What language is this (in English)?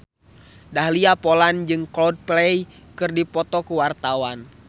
Sundanese